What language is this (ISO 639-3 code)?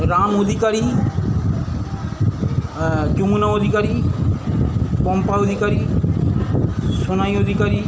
ben